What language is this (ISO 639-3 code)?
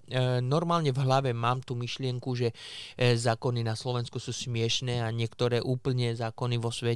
slk